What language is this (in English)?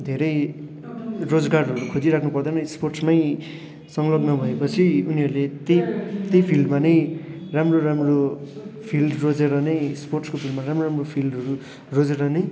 Nepali